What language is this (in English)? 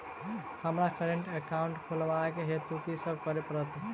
Maithili